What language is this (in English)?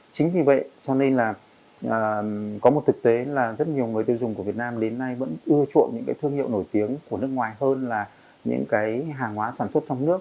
Vietnamese